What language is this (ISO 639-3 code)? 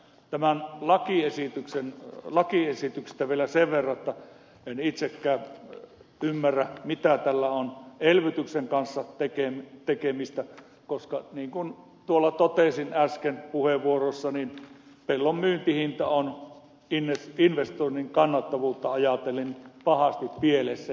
fin